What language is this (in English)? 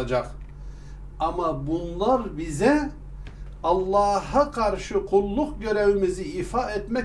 Turkish